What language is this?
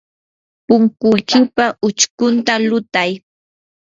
Yanahuanca Pasco Quechua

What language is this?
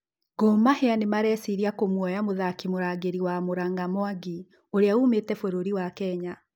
Kikuyu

